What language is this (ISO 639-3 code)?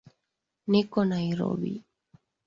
swa